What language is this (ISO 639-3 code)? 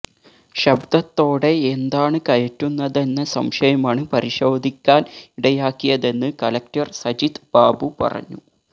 mal